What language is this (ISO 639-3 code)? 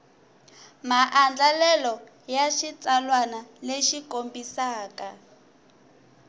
tso